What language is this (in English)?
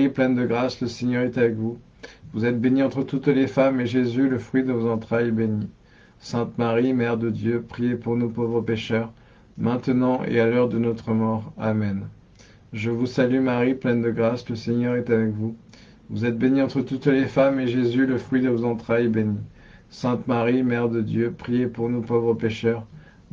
French